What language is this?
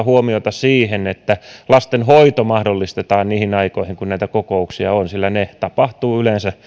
Finnish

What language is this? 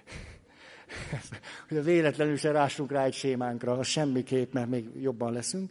Hungarian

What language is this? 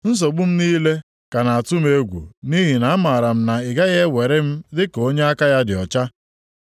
Igbo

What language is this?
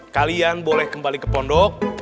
Indonesian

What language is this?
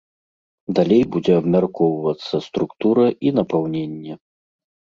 Belarusian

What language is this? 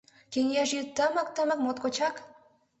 Mari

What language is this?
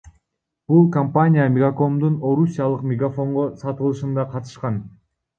Kyrgyz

